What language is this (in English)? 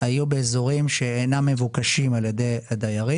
Hebrew